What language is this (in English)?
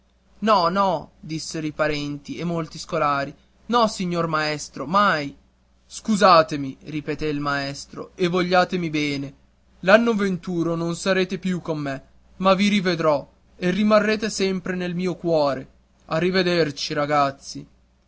Italian